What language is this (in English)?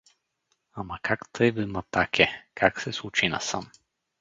Bulgarian